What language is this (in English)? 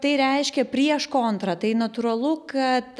Lithuanian